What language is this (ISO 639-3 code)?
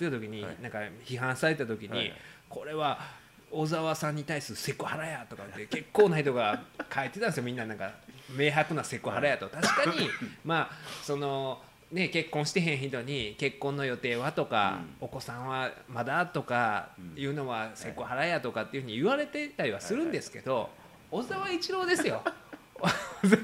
jpn